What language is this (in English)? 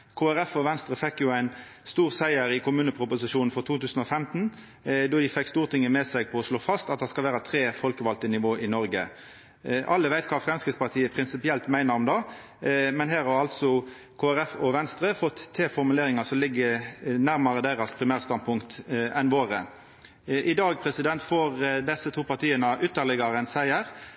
Norwegian Nynorsk